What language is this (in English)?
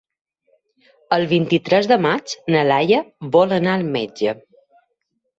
Catalan